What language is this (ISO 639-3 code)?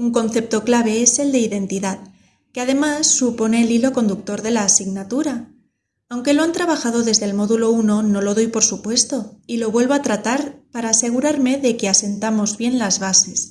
spa